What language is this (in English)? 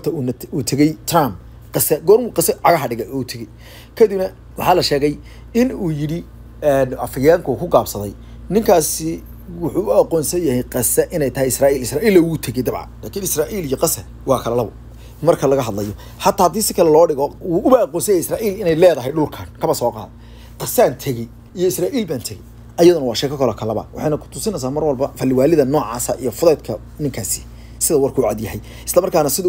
Arabic